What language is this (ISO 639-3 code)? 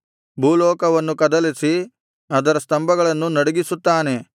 kan